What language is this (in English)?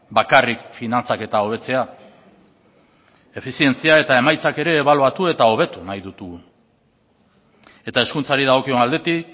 Basque